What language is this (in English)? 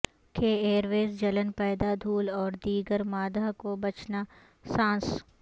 Urdu